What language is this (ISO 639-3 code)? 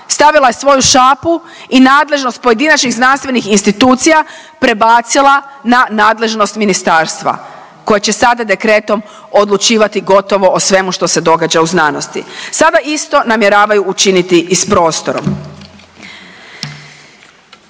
hrv